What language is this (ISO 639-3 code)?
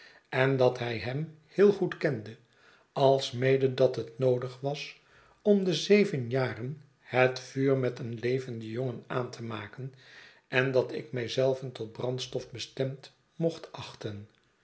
nld